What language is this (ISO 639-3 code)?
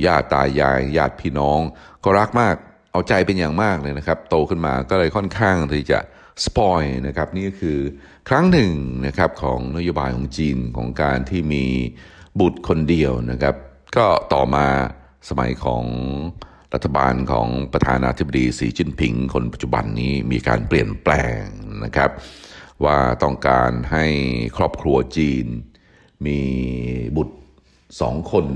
tha